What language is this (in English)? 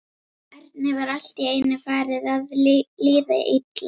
Icelandic